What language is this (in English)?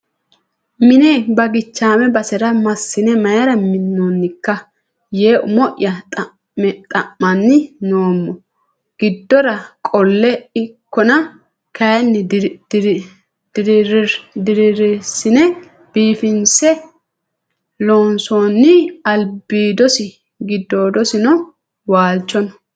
Sidamo